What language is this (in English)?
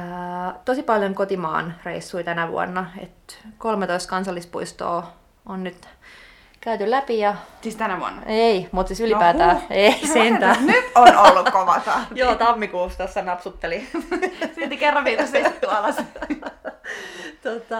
Finnish